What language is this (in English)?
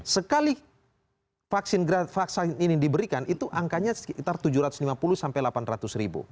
Indonesian